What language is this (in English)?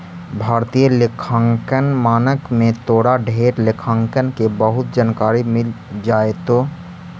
Magahi